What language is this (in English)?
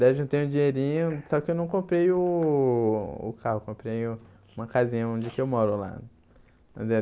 Portuguese